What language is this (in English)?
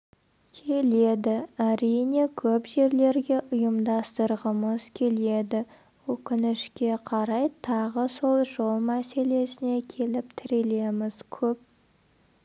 Kazakh